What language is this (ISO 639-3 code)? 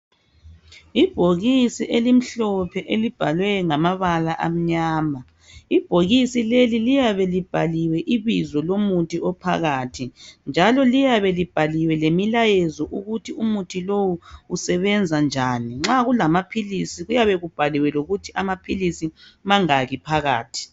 nde